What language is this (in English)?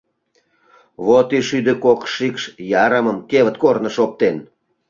Mari